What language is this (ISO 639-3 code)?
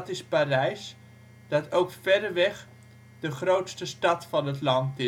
nld